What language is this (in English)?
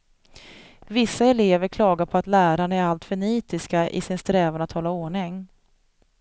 Swedish